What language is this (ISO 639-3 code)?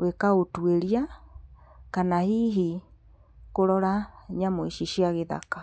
kik